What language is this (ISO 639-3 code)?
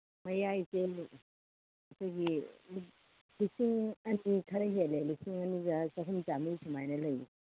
mni